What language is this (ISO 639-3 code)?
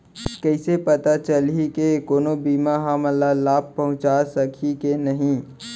hne